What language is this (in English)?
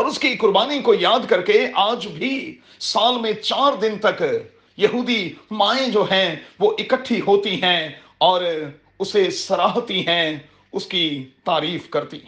Urdu